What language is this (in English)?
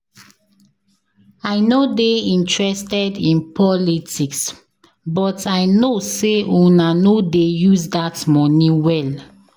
Nigerian Pidgin